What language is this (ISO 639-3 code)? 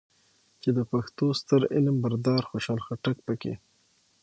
pus